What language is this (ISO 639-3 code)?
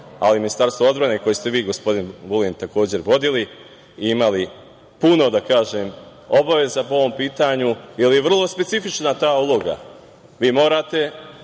srp